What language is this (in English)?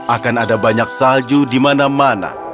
Indonesian